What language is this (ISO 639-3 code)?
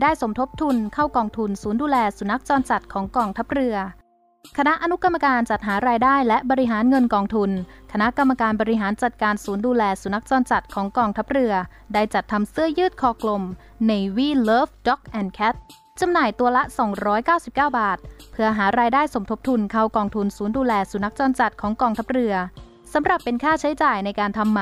tha